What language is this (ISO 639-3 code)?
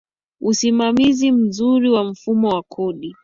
swa